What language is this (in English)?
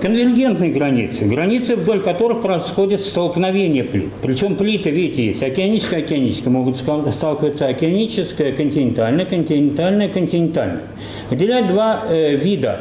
Russian